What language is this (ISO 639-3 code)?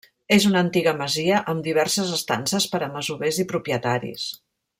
cat